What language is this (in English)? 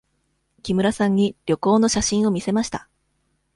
Japanese